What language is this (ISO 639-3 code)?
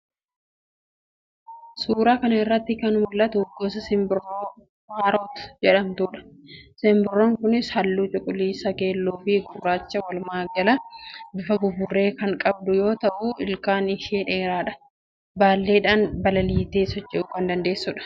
orm